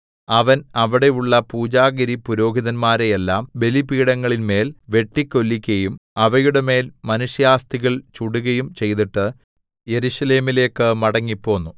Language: Malayalam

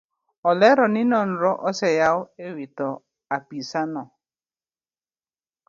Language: Luo (Kenya and Tanzania)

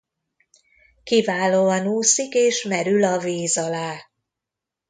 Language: Hungarian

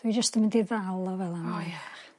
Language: Welsh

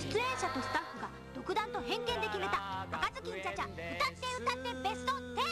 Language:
Japanese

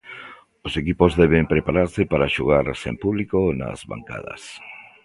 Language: Galician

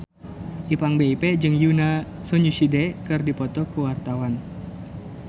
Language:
Sundanese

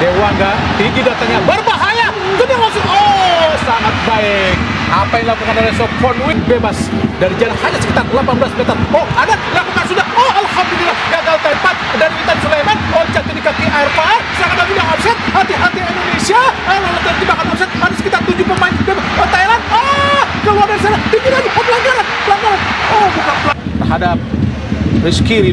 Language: Indonesian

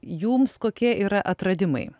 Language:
Lithuanian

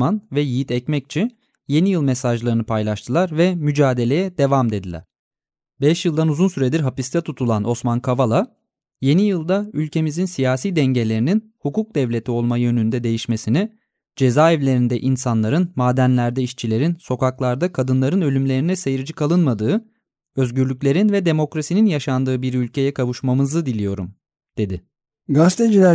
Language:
Turkish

